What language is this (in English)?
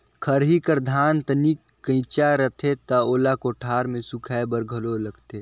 Chhattisgarhi